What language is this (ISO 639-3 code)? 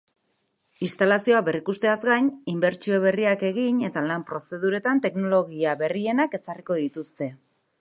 eus